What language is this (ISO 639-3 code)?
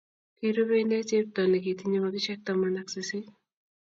kln